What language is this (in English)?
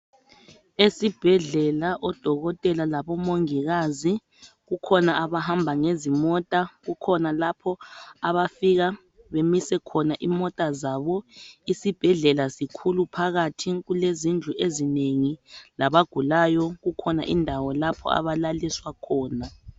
North Ndebele